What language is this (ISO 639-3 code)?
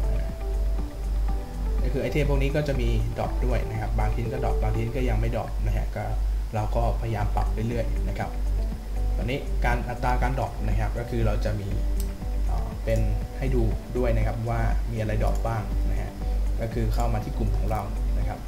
tha